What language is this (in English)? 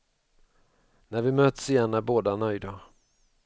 Swedish